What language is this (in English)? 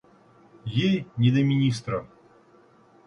Russian